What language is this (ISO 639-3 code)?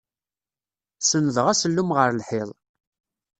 kab